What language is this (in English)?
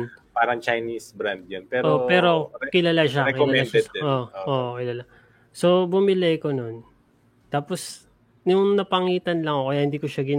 Filipino